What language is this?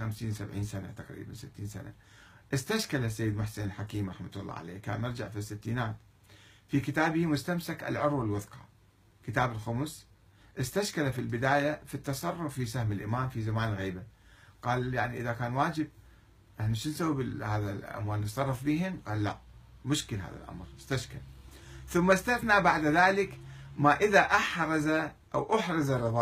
Arabic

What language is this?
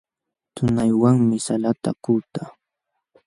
Jauja Wanca Quechua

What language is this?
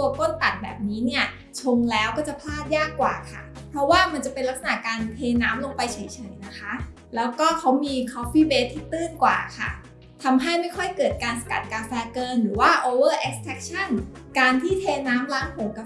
Thai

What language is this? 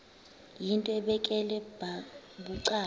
Xhosa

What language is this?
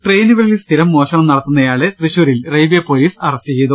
Malayalam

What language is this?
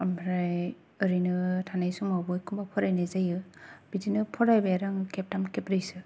Bodo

